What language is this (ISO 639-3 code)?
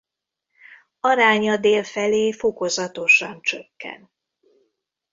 hun